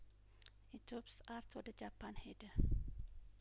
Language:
Amharic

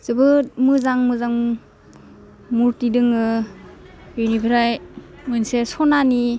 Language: Bodo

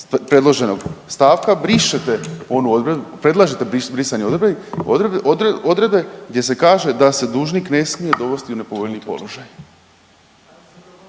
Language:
Croatian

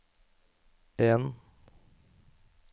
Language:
Norwegian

